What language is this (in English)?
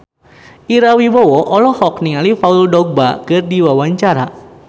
Sundanese